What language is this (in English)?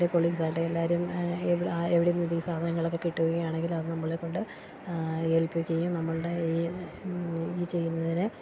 Malayalam